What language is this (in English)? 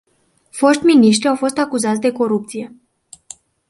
Romanian